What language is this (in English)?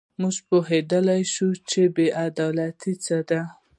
Pashto